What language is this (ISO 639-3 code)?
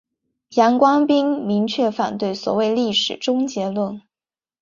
zho